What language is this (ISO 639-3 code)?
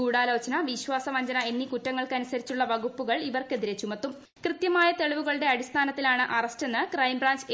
mal